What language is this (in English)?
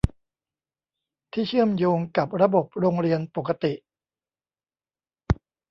Thai